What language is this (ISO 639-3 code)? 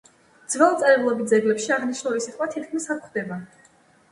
kat